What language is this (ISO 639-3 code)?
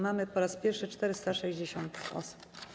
pol